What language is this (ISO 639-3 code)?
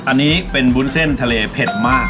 tha